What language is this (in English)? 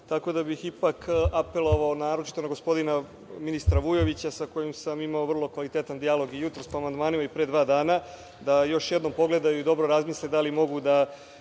Serbian